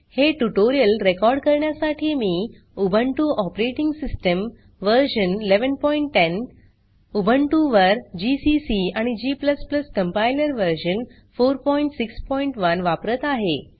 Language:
Marathi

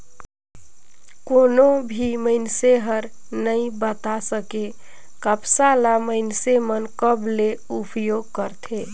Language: Chhattisgarhi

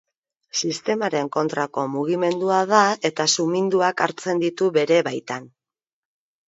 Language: Basque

